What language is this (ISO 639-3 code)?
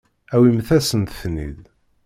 kab